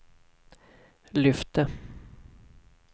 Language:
Swedish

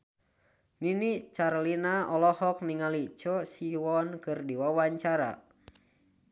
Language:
Sundanese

